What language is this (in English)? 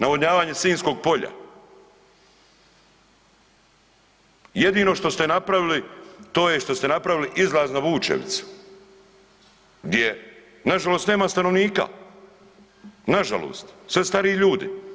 Croatian